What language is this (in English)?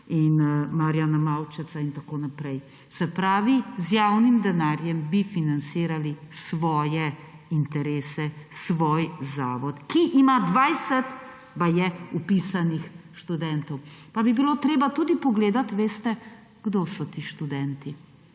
Slovenian